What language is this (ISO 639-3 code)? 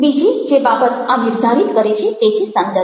guj